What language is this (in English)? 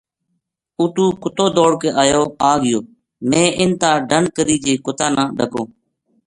Gujari